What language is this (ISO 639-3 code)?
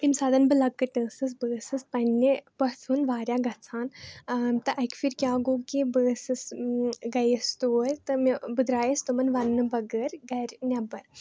kas